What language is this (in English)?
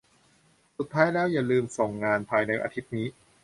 Thai